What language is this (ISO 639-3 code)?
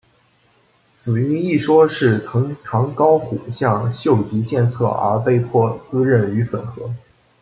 zho